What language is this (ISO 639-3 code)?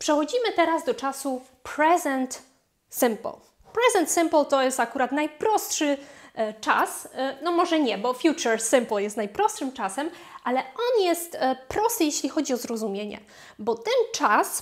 pol